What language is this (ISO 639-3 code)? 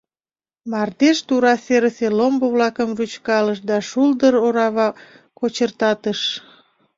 chm